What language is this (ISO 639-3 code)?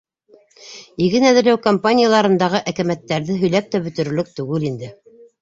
bak